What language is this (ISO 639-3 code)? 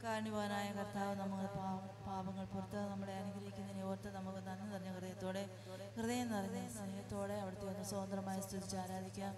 mal